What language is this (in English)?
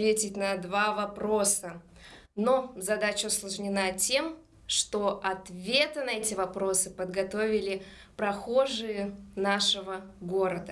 Russian